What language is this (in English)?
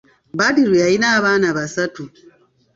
Ganda